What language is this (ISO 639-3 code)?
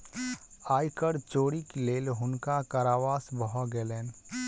mai